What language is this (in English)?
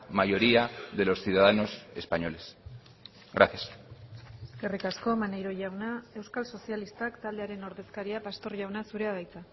Basque